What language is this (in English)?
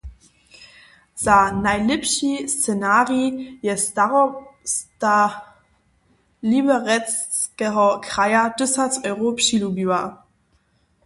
Upper Sorbian